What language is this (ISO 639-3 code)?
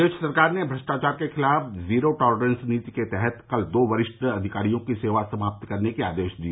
hin